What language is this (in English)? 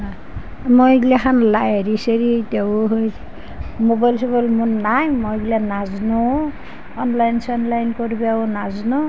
Assamese